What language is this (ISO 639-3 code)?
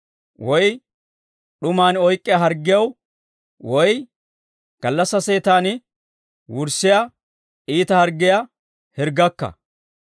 dwr